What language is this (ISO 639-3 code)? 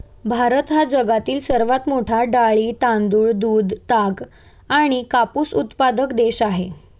mar